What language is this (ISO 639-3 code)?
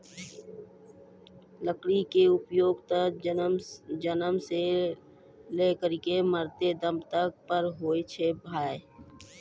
mai